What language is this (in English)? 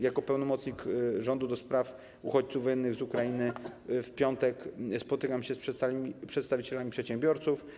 Polish